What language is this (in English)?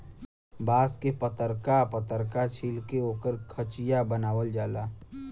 Bhojpuri